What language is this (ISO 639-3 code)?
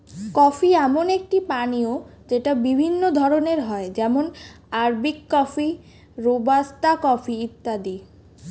ben